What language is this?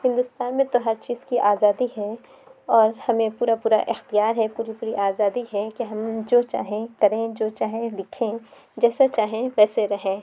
Urdu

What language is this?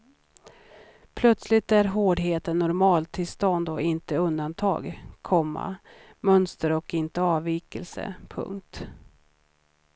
Swedish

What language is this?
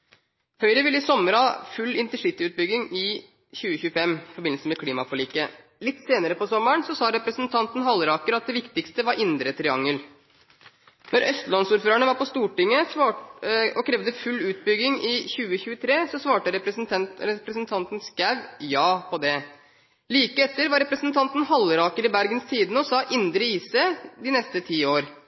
Norwegian Bokmål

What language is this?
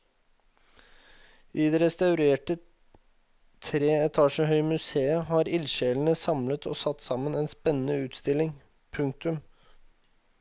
Norwegian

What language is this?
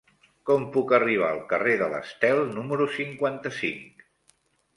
Catalan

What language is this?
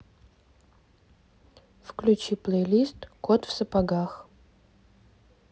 Russian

